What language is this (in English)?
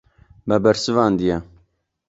Kurdish